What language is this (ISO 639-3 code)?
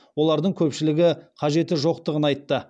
kaz